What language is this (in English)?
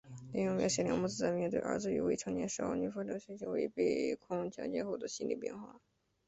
Chinese